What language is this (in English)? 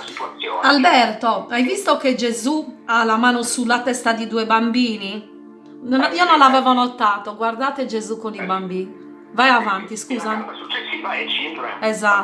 Italian